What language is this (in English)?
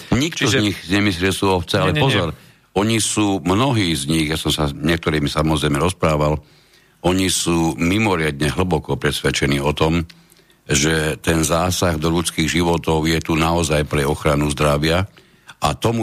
Slovak